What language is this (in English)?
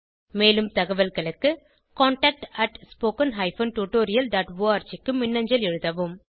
Tamil